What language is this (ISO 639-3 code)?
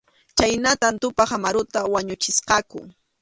qxu